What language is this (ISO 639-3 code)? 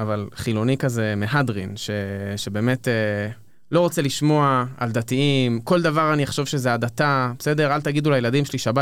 heb